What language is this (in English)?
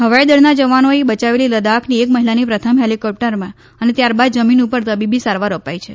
Gujarati